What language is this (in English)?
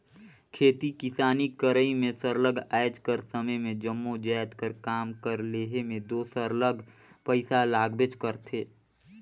Chhattisgarhi